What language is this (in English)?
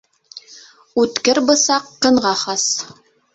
Bashkir